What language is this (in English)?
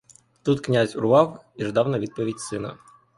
Ukrainian